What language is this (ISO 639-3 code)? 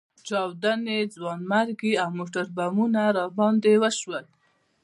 pus